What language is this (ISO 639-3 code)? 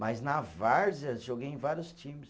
por